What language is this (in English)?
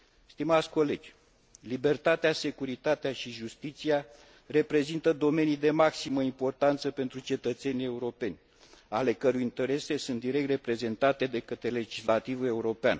Romanian